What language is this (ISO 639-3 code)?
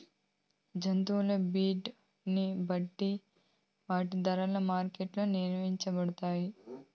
tel